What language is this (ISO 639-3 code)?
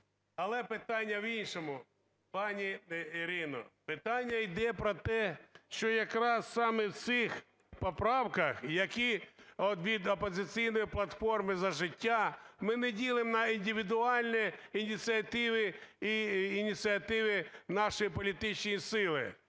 ukr